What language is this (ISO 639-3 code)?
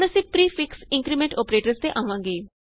pan